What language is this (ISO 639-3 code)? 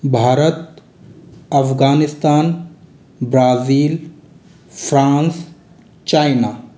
hin